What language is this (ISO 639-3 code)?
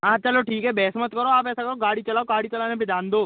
hin